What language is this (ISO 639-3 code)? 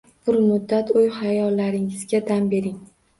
uzb